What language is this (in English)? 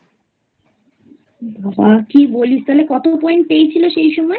Bangla